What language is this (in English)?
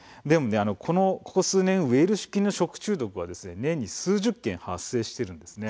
Japanese